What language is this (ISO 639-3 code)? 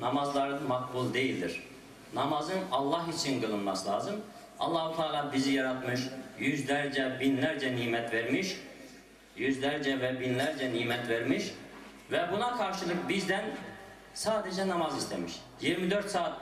tur